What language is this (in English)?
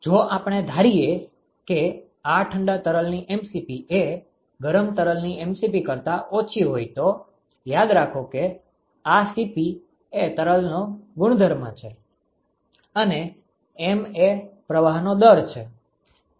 Gujarati